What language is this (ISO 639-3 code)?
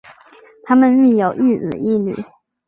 zho